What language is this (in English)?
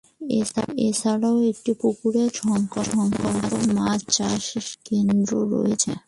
Bangla